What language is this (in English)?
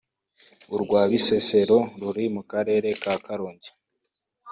Kinyarwanda